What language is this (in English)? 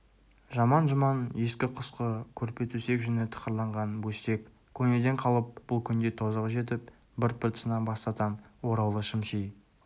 Kazakh